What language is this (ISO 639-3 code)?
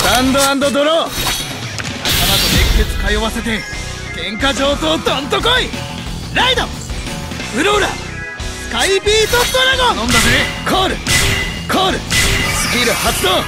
jpn